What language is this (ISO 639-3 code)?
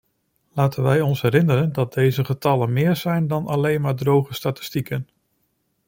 nld